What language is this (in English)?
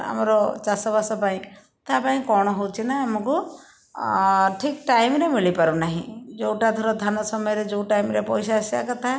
Odia